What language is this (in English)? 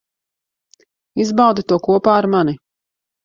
Latvian